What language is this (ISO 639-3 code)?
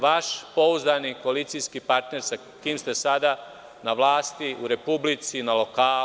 srp